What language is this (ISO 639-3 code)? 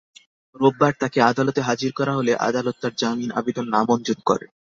ben